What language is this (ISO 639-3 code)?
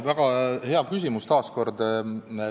est